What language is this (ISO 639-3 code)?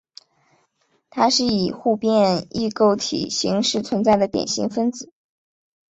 zho